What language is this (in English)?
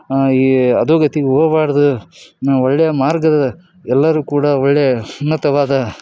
Kannada